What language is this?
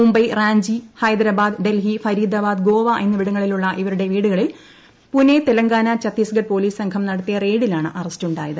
Malayalam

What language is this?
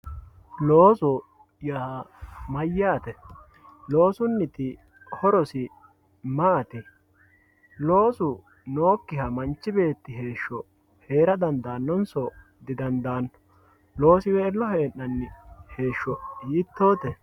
Sidamo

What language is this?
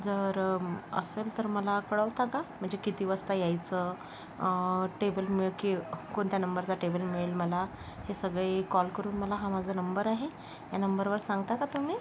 Marathi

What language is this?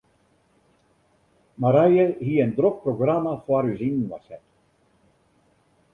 Western Frisian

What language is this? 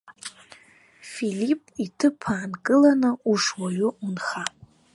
Abkhazian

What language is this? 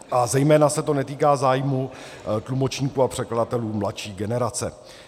Czech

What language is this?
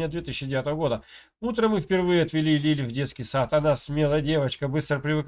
Russian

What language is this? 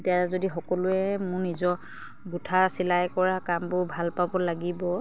Assamese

